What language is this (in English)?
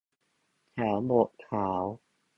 Thai